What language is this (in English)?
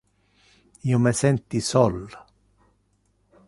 Interlingua